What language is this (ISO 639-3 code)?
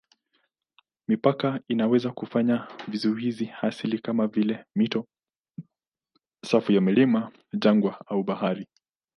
swa